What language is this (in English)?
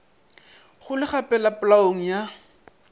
Northern Sotho